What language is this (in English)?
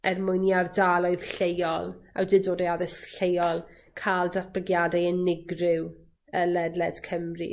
Welsh